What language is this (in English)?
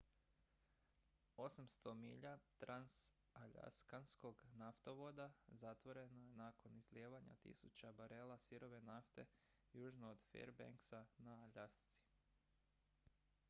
Croatian